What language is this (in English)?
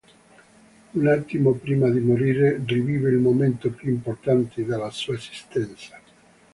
Italian